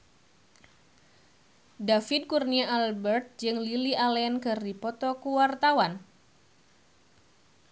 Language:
Sundanese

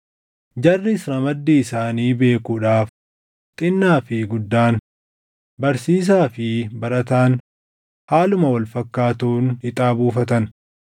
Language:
Oromo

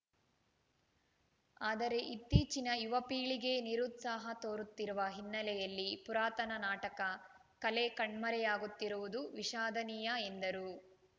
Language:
Kannada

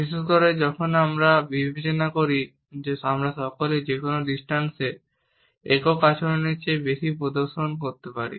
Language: Bangla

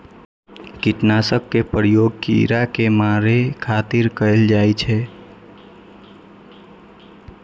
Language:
Maithili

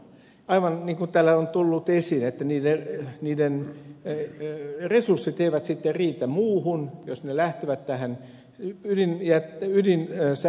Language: Finnish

